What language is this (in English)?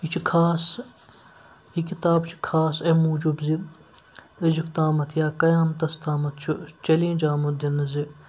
Kashmiri